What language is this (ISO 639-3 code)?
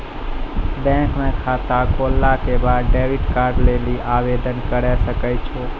mai